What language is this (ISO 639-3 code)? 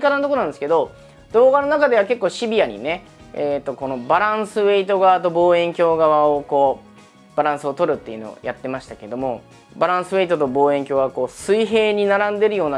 jpn